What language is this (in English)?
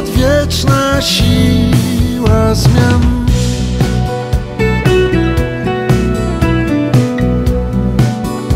Polish